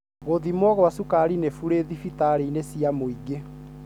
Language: Kikuyu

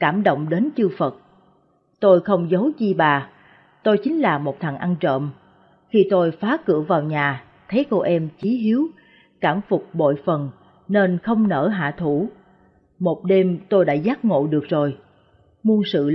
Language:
Vietnamese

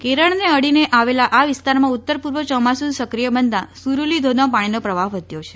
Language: Gujarati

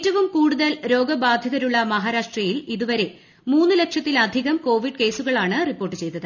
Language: Malayalam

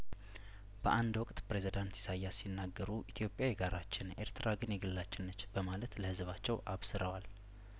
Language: Amharic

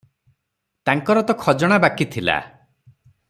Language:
Odia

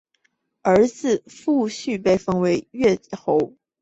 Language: Chinese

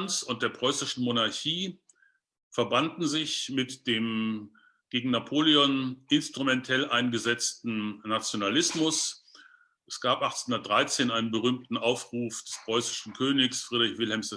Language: German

